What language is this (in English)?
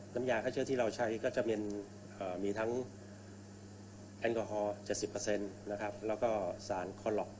Thai